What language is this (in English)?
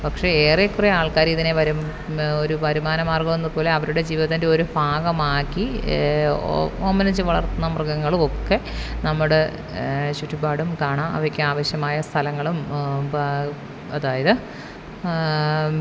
Malayalam